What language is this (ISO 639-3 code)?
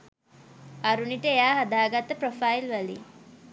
sin